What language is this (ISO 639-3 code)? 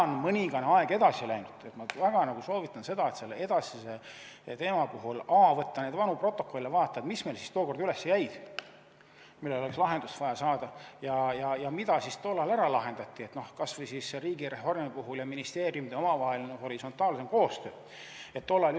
est